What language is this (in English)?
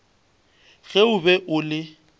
Northern Sotho